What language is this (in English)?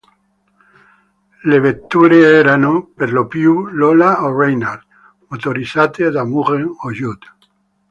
Italian